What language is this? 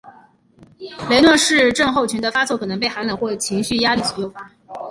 Chinese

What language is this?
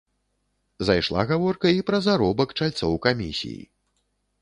Belarusian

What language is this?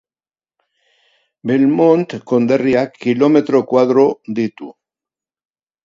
Basque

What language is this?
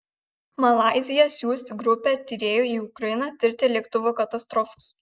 Lithuanian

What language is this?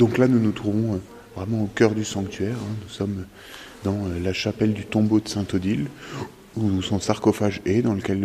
French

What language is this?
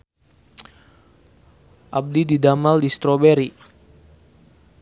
Sundanese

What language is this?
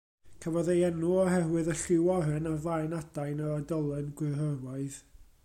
Welsh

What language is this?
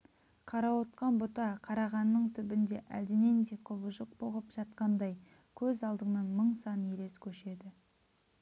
Kazakh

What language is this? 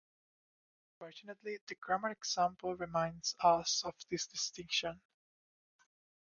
English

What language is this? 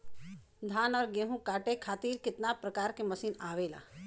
Bhojpuri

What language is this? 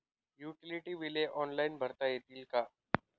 Marathi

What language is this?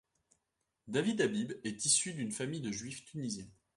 French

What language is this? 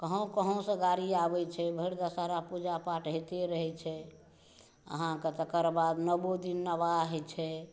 Maithili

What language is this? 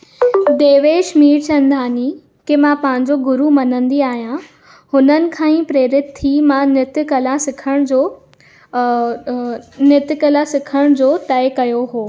Sindhi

